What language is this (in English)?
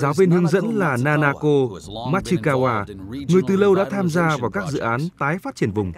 Vietnamese